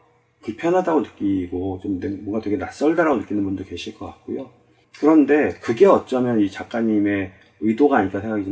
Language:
Korean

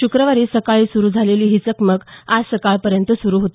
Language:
Marathi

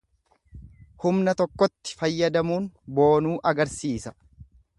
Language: Oromo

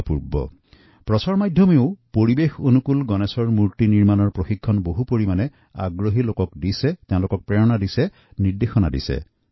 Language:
Assamese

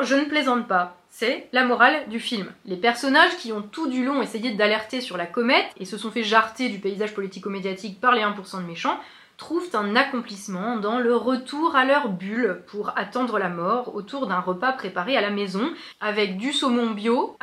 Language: French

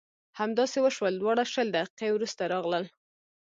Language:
Pashto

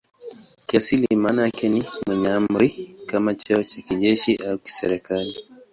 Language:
Swahili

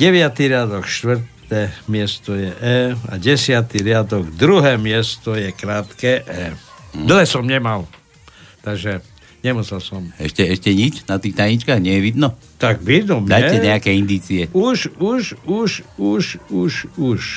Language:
Slovak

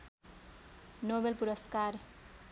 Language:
Nepali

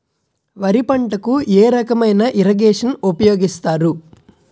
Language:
Telugu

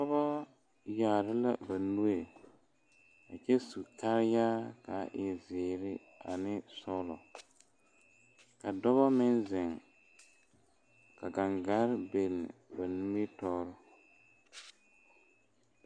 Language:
Southern Dagaare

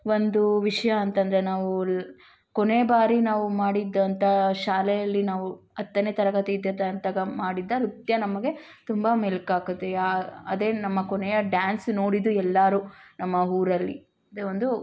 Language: Kannada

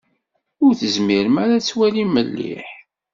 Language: Kabyle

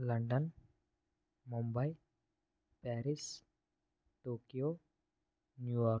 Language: Telugu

